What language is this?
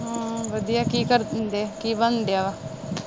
Punjabi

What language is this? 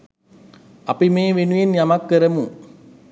Sinhala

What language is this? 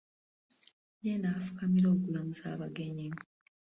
Ganda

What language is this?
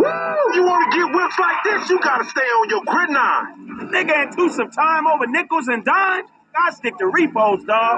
English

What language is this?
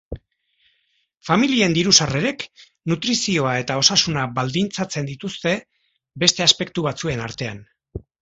Basque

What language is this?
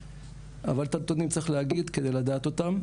Hebrew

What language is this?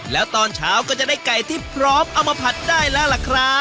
Thai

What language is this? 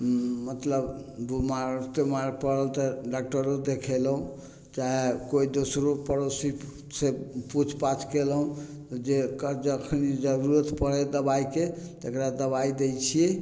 Maithili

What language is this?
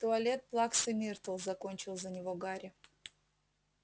Russian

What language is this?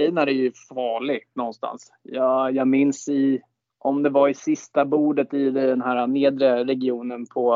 Swedish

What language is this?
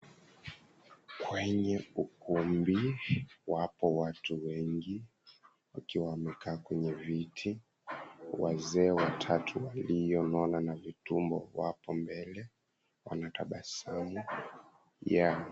Swahili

